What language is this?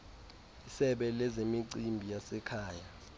Xhosa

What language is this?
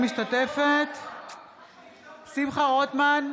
Hebrew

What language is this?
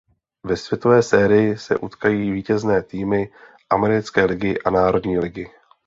Czech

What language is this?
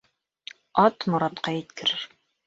Bashkir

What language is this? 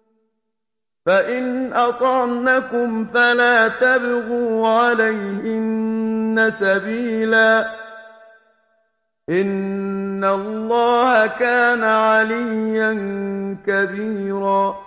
Arabic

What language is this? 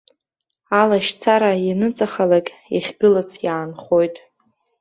Abkhazian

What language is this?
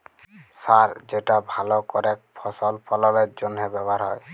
Bangla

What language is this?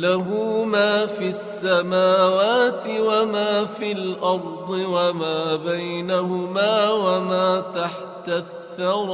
Arabic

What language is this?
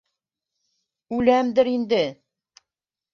Bashkir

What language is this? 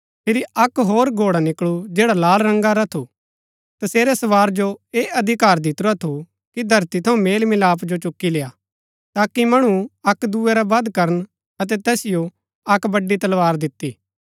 Gaddi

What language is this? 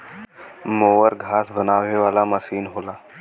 Bhojpuri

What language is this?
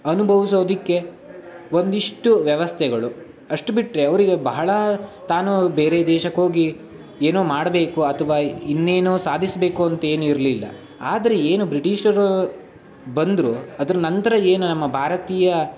Kannada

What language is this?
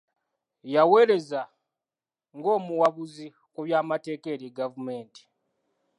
Ganda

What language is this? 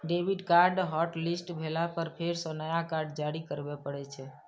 Maithili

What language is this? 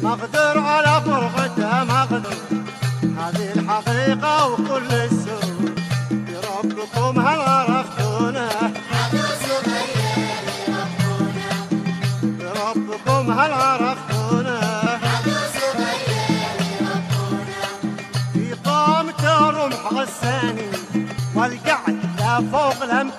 Arabic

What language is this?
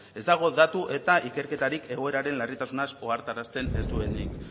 Basque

